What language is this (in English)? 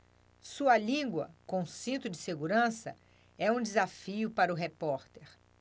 Portuguese